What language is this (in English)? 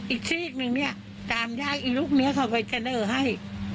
Thai